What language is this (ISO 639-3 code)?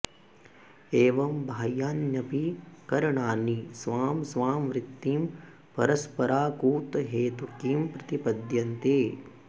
san